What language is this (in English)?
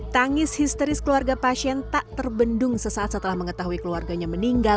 Indonesian